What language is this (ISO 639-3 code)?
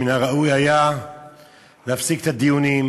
heb